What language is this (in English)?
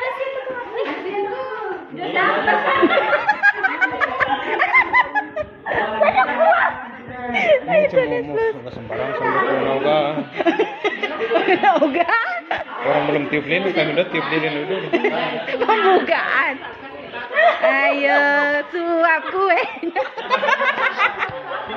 Indonesian